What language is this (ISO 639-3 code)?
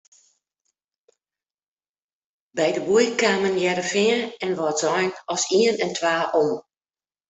fry